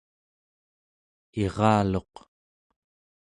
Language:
Central Yupik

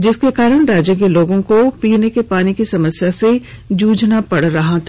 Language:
Hindi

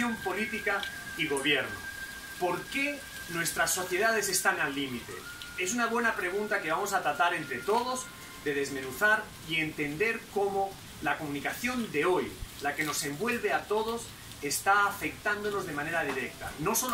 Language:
Spanish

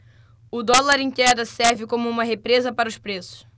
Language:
Portuguese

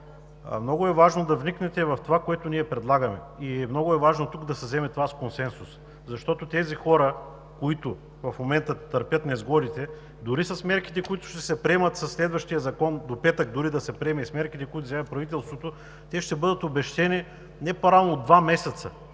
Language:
Bulgarian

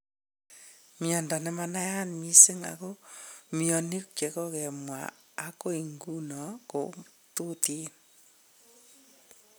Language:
Kalenjin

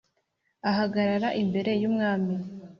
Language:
Kinyarwanda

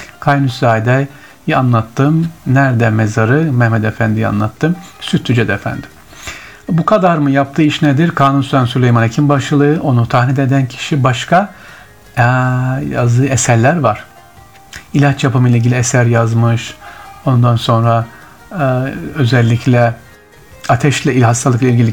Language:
Turkish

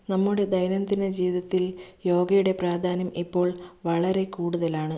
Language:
Malayalam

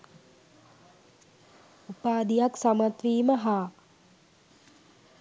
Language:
Sinhala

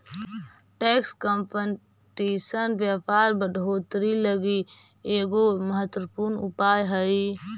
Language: Magahi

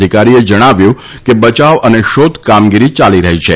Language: Gujarati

